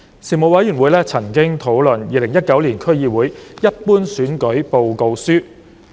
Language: Cantonese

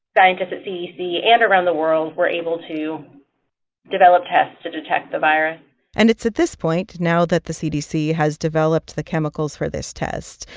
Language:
English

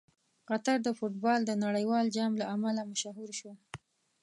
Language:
Pashto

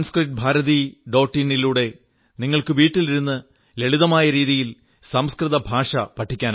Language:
Malayalam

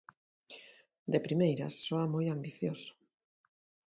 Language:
Galician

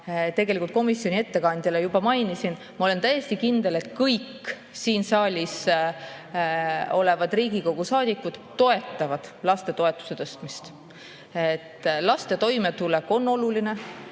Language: Estonian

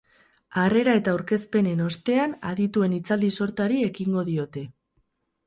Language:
Basque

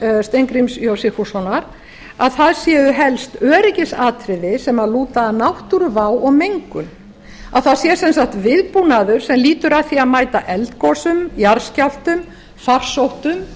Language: Icelandic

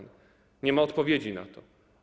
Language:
Polish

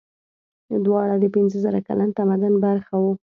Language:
Pashto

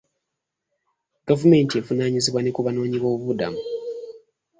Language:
Ganda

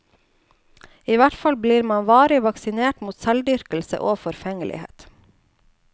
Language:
Norwegian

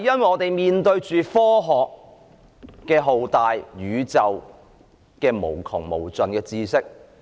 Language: Cantonese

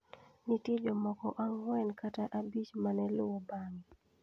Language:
Luo (Kenya and Tanzania)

